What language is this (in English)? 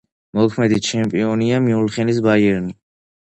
Georgian